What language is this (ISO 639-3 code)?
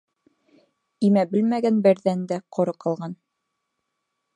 bak